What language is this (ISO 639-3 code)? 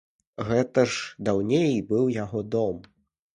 bel